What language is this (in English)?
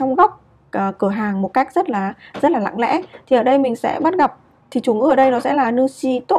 Vietnamese